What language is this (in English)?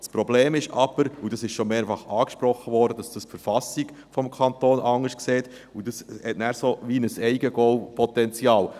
Swiss German